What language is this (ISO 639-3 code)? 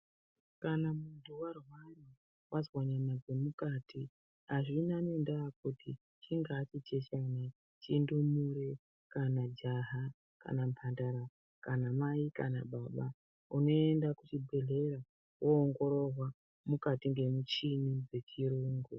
ndc